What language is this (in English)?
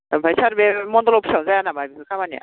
Bodo